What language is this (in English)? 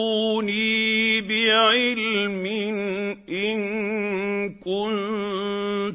Arabic